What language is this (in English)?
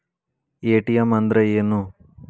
Kannada